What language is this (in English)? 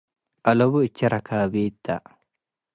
Tigre